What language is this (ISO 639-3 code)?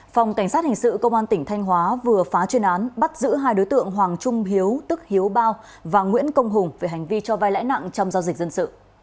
vie